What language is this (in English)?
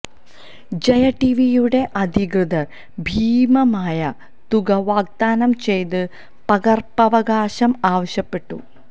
Malayalam